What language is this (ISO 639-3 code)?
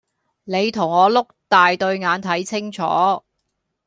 yue